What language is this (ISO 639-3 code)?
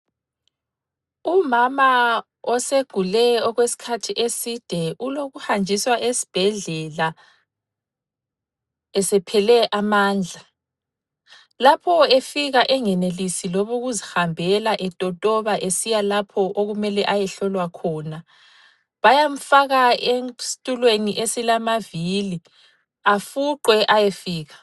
nde